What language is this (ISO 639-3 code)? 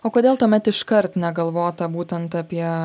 lit